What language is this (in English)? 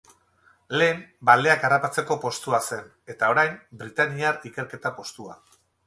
Basque